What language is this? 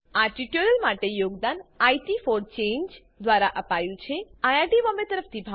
Gujarati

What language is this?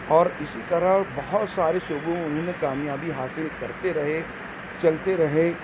Urdu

